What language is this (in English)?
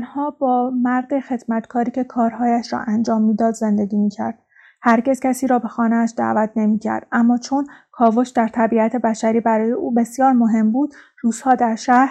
Persian